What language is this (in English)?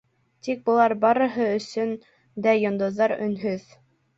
Bashkir